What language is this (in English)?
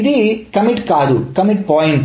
Telugu